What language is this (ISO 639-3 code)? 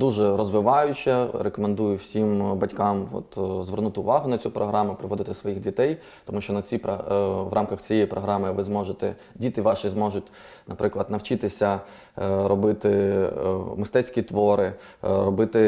ukr